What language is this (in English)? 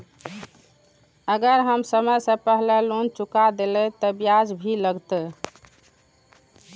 Maithili